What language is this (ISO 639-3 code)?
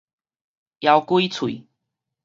nan